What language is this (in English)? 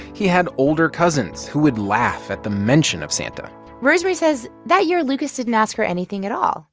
English